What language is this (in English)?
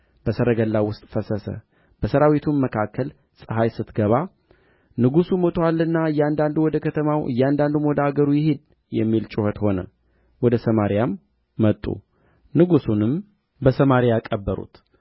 Amharic